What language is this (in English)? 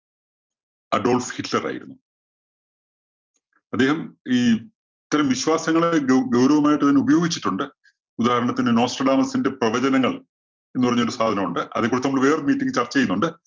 Malayalam